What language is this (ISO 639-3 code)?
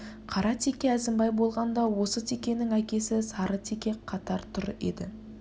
kaz